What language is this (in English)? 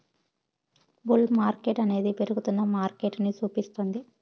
Telugu